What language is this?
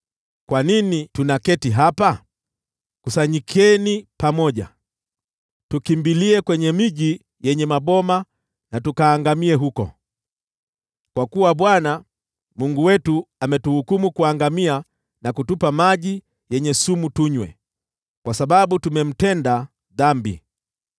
Swahili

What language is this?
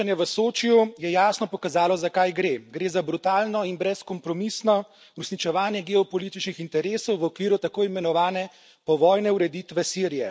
Slovenian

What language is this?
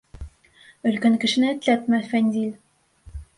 Bashkir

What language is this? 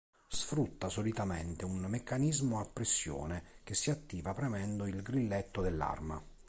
Italian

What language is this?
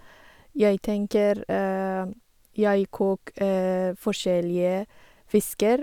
Norwegian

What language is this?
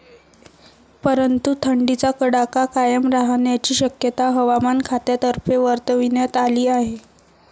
Marathi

